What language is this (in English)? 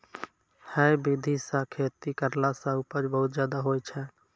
Maithili